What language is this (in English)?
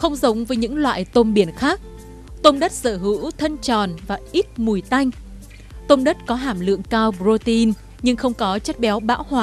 Vietnamese